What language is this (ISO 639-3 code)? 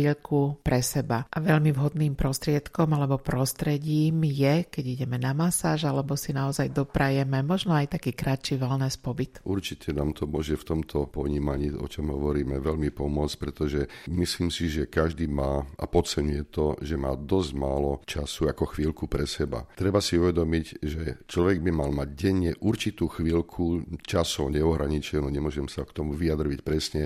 slk